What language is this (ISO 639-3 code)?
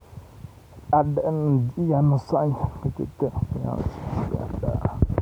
kln